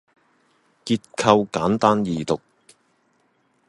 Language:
Cantonese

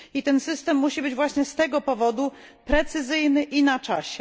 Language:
Polish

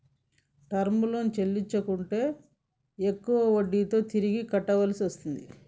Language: Telugu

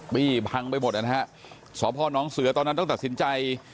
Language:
Thai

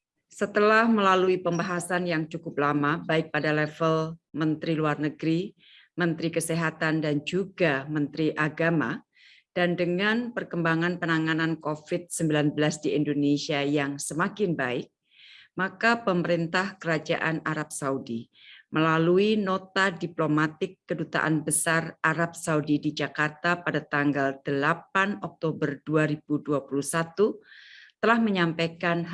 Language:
Indonesian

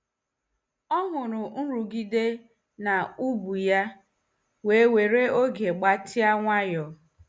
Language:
Igbo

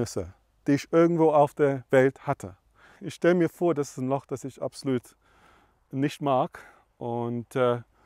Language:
German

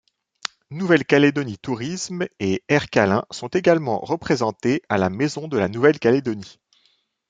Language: French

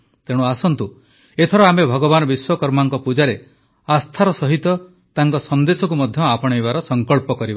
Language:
Odia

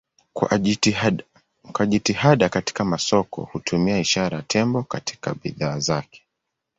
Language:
Swahili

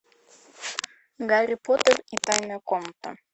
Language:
Russian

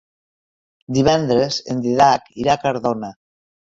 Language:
Catalan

